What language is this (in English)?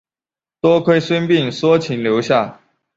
Chinese